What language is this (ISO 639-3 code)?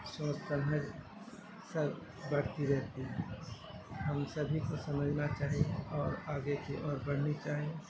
urd